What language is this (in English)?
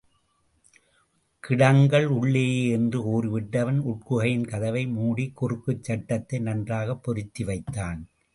Tamil